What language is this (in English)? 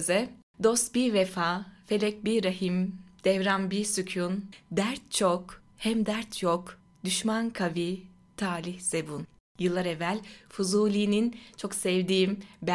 Turkish